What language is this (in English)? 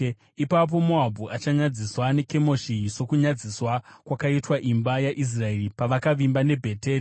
Shona